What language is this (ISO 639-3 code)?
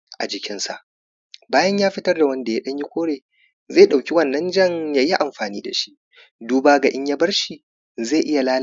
hau